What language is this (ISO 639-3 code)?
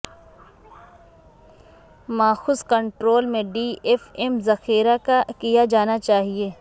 urd